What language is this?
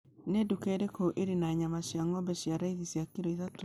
Kikuyu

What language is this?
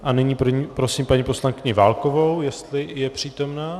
Czech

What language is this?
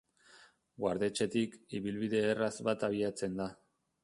Basque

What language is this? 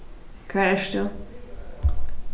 Faroese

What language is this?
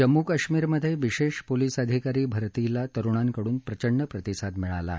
Marathi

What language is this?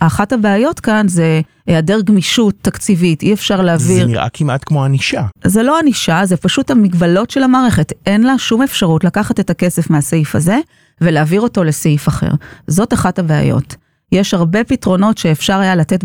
Hebrew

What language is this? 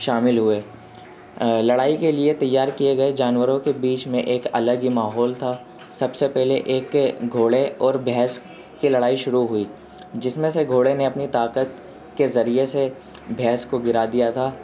Urdu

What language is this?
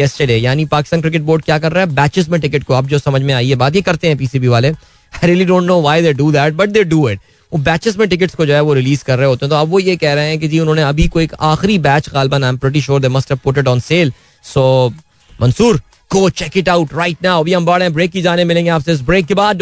Hindi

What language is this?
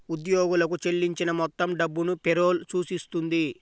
Telugu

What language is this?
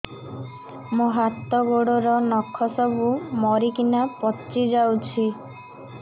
Odia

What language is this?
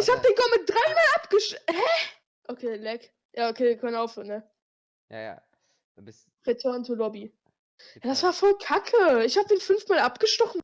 German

